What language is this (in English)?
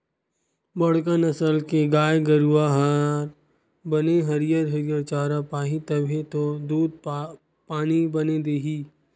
Chhattisgarhi